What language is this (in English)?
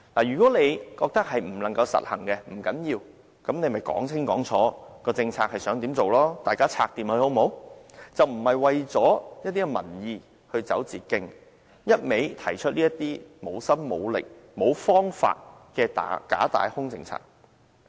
Cantonese